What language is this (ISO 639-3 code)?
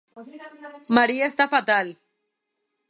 glg